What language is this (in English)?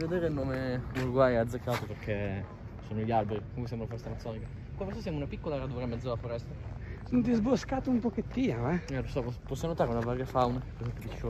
Italian